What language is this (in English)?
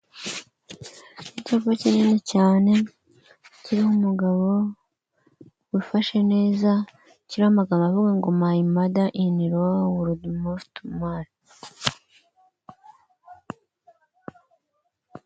Kinyarwanda